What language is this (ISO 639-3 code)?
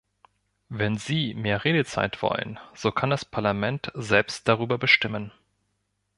deu